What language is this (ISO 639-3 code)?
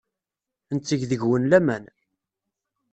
kab